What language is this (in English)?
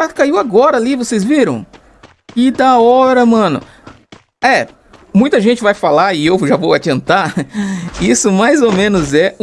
Portuguese